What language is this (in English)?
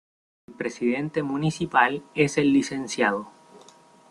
Spanish